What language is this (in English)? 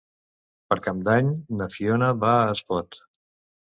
Catalan